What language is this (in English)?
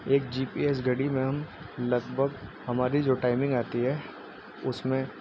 Urdu